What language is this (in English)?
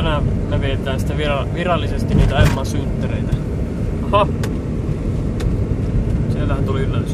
Finnish